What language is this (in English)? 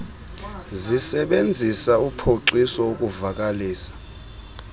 Xhosa